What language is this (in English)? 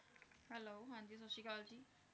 Punjabi